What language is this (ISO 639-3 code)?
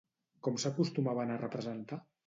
cat